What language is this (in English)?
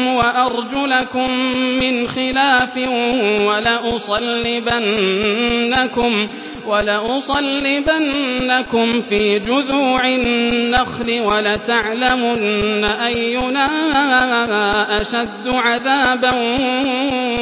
Arabic